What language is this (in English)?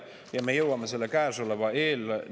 Estonian